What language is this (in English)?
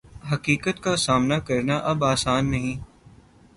Urdu